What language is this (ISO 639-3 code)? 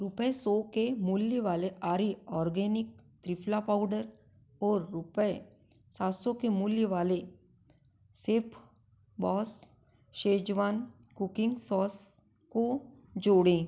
hin